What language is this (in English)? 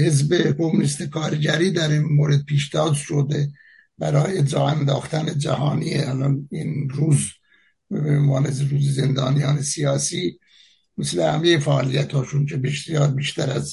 Persian